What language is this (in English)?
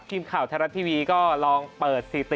Thai